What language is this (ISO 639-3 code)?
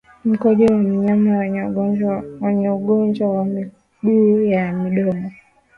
swa